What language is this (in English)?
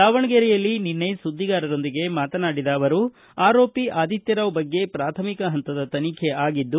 Kannada